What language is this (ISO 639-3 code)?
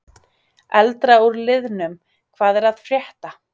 isl